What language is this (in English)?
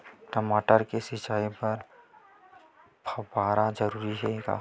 Chhattisgarhi